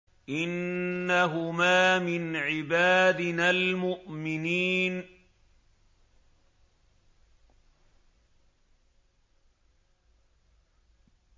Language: Arabic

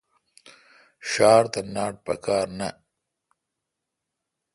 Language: Kalkoti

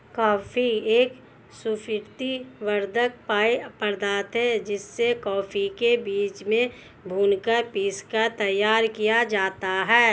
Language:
Hindi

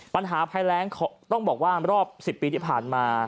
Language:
Thai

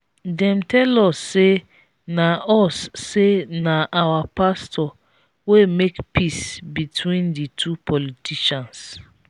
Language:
Nigerian Pidgin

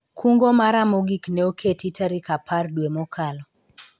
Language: Luo (Kenya and Tanzania)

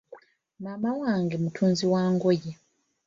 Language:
Ganda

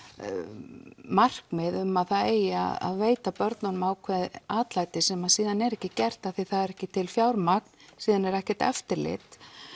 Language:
Icelandic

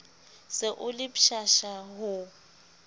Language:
Southern Sotho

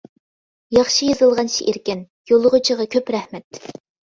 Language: Uyghur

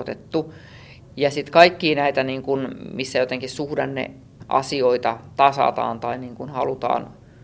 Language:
Finnish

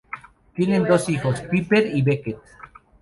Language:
Spanish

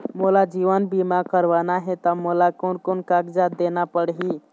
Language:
Chhattisgarhi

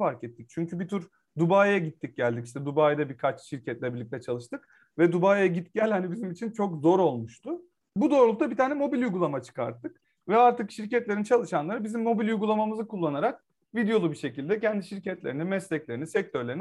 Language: Turkish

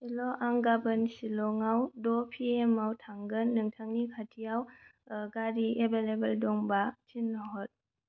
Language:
Bodo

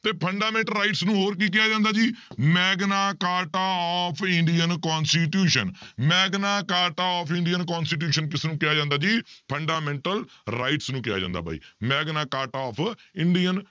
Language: Punjabi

